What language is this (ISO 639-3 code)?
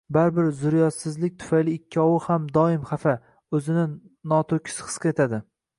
uzb